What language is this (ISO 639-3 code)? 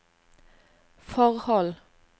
nor